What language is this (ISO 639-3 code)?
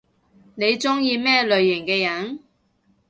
yue